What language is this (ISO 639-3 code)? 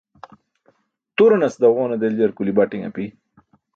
bsk